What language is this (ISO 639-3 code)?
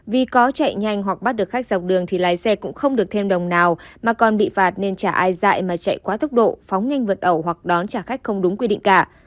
vie